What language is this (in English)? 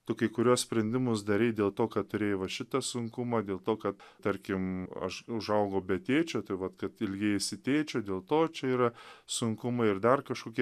Lithuanian